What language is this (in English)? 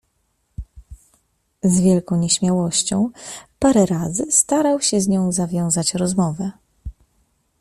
Polish